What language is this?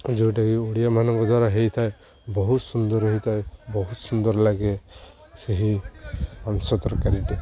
Odia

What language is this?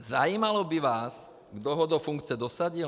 Czech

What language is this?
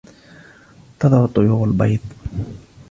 Arabic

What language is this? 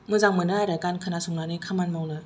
Bodo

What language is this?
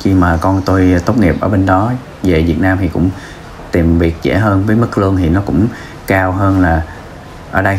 Vietnamese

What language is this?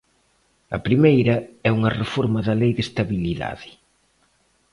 Galician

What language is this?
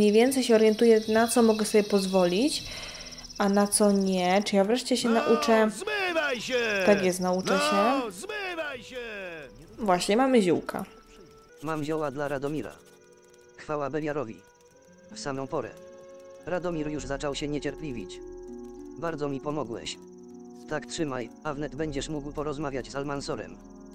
Polish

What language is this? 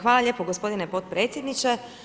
Croatian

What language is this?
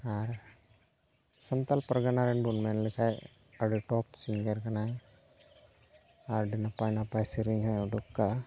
Santali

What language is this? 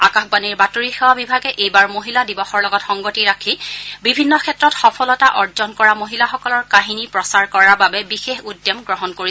Assamese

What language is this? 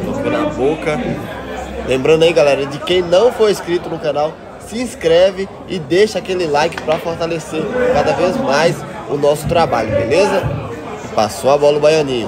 Portuguese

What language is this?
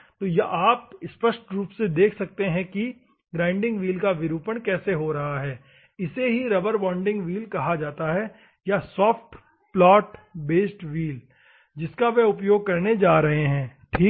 Hindi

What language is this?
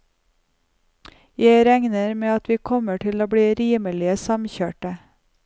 Norwegian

